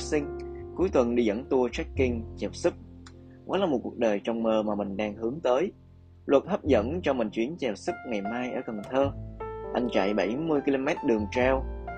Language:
Vietnamese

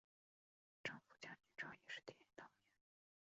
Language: Chinese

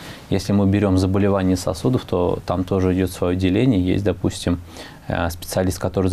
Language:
Russian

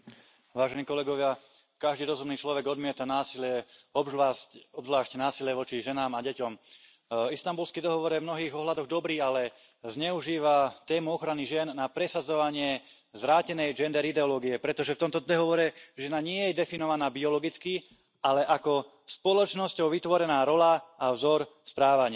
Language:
Slovak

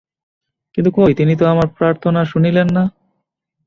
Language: Bangla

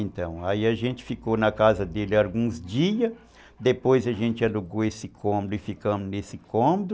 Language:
Portuguese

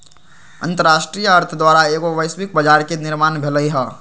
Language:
Magahi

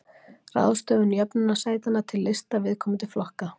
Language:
Icelandic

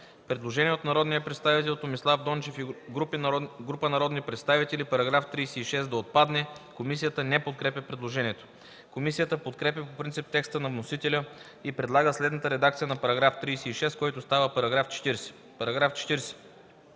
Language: Bulgarian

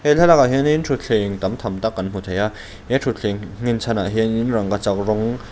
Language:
Mizo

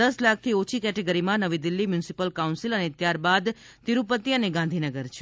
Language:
Gujarati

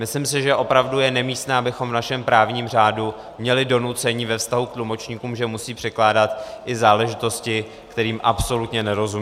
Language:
Czech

